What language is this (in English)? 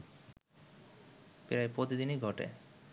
Bangla